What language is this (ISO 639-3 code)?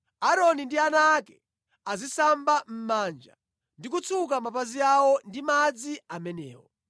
nya